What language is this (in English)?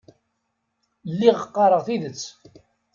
Kabyle